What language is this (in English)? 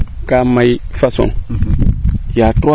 Serer